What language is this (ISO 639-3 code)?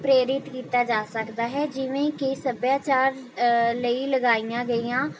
pan